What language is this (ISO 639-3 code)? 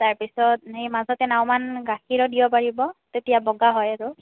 asm